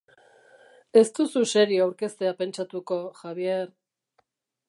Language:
Basque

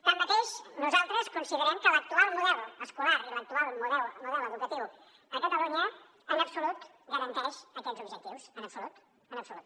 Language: Catalan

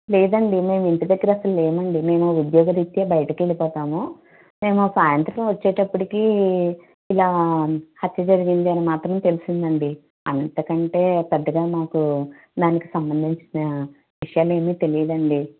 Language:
Telugu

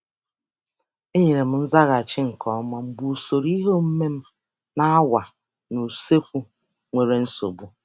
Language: Igbo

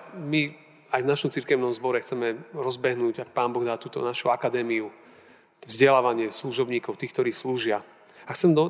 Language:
Slovak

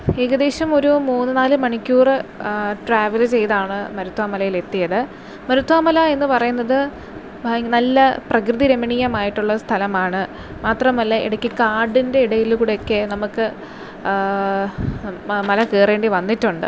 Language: Malayalam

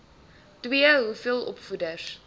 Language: Afrikaans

